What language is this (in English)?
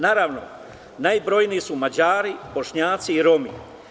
Serbian